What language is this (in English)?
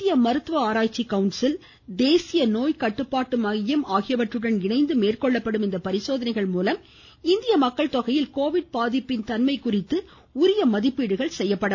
Tamil